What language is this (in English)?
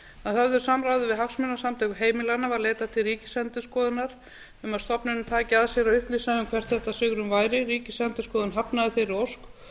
Icelandic